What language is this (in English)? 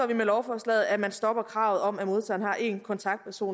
Danish